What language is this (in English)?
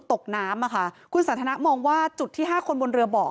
Thai